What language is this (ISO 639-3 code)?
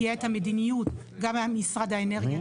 heb